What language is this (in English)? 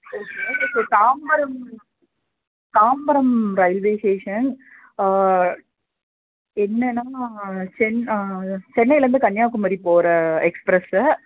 Tamil